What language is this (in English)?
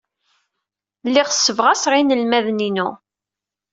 Kabyle